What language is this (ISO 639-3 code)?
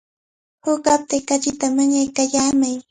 qvl